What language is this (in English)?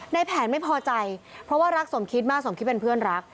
Thai